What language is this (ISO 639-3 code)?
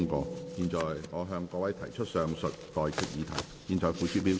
yue